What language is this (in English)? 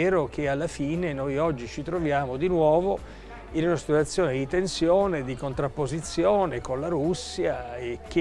Italian